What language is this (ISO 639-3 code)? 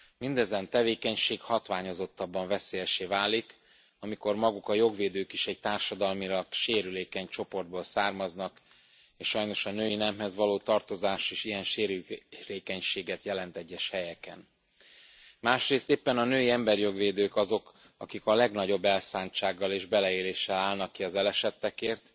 hun